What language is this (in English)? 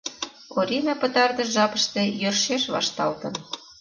Mari